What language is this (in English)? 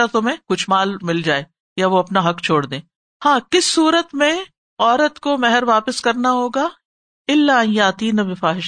Urdu